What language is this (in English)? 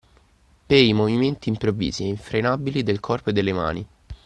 Italian